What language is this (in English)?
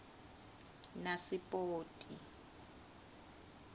Swati